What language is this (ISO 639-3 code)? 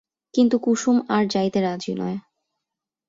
ben